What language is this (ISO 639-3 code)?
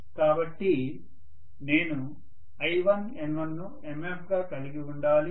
tel